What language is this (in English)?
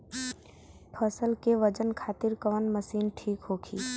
Bhojpuri